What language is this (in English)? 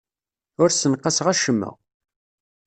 Kabyle